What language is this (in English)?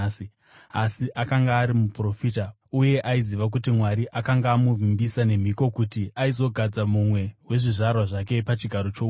Shona